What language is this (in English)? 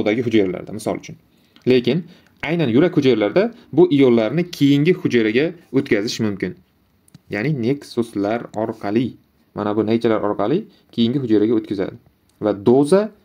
Turkish